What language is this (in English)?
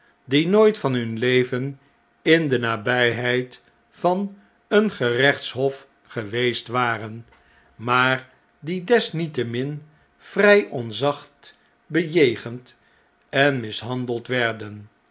Dutch